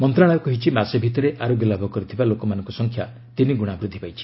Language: Odia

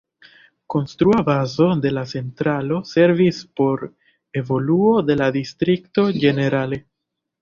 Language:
Esperanto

